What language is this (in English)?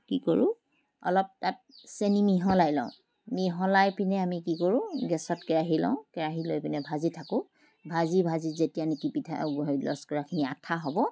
Assamese